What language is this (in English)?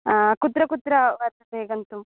Sanskrit